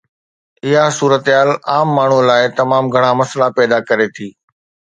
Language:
Sindhi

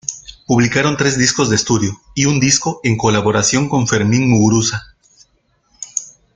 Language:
Spanish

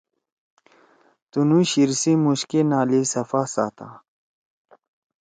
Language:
Torwali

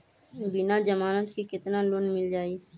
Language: Magahi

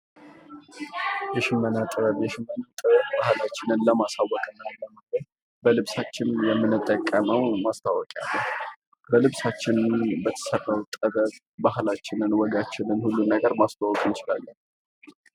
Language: Amharic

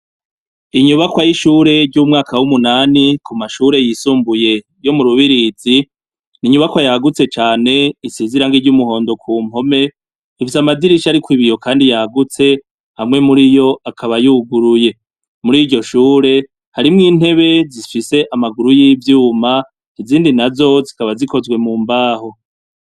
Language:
Rundi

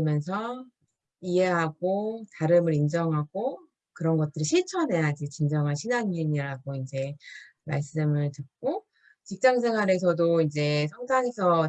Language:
Korean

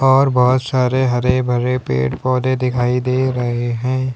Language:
Hindi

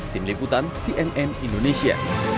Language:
Indonesian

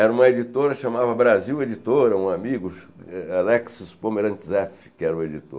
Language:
Portuguese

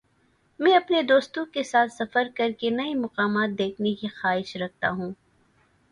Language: Urdu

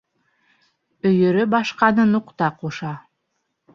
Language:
Bashkir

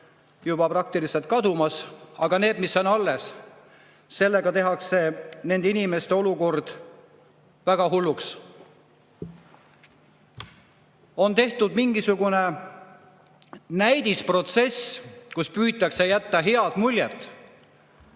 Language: Estonian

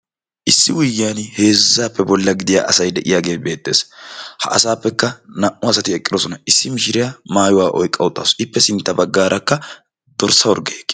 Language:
Wolaytta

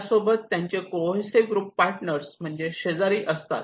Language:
Marathi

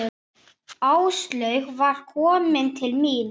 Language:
Icelandic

